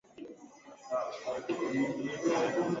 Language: Swahili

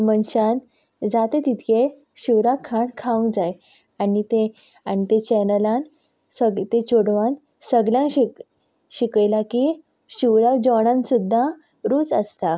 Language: Konkani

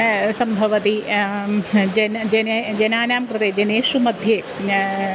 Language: Sanskrit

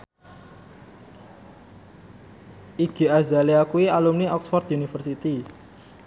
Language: Javanese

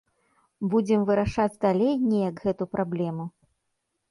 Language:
Belarusian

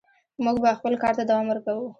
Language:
Pashto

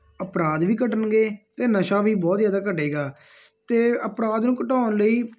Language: Punjabi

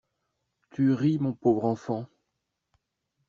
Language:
French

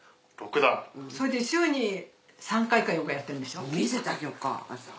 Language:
Japanese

